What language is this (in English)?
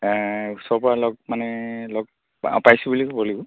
Assamese